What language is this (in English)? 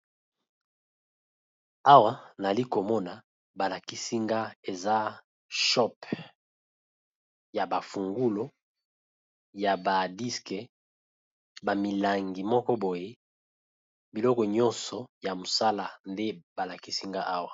Lingala